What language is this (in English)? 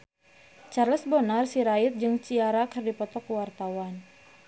Sundanese